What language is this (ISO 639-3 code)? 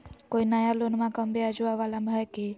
mag